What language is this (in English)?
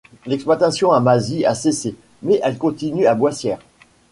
French